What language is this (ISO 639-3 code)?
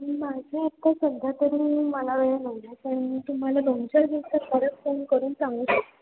mar